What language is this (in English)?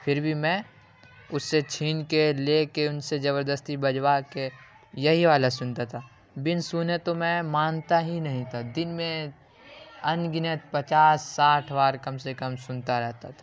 Urdu